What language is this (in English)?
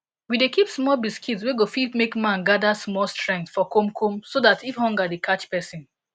Nigerian Pidgin